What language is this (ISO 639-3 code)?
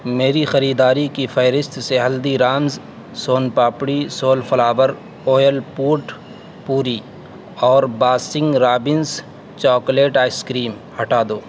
urd